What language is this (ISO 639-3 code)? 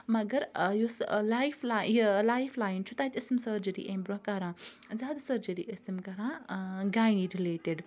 kas